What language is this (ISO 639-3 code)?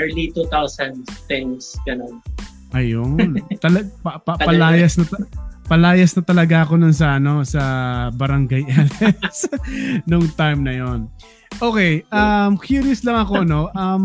fil